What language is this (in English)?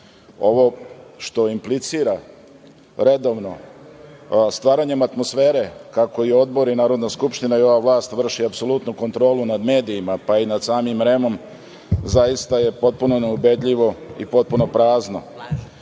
Serbian